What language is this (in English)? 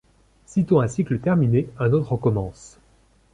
French